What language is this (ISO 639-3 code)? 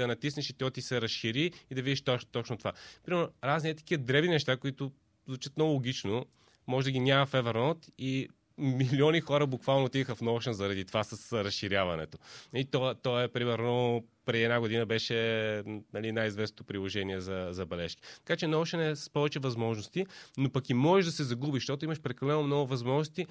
bul